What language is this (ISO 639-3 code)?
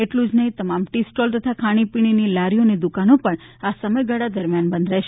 guj